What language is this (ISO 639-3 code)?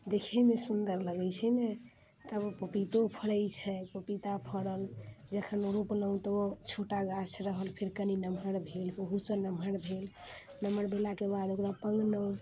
mai